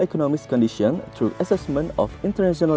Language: Indonesian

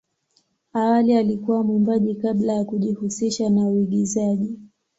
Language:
Swahili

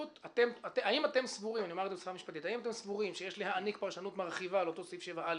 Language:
Hebrew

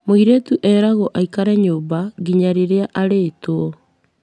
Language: Kikuyu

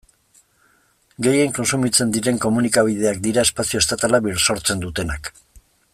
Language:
Basque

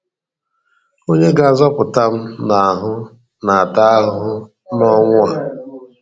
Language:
Igbo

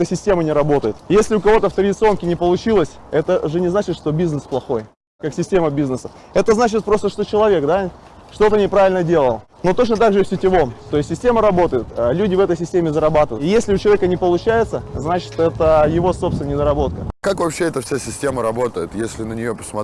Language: Russian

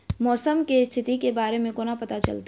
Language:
Maithili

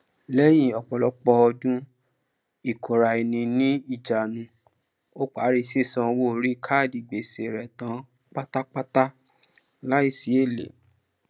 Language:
Yoruba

